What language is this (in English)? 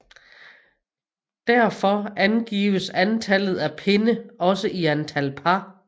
Danish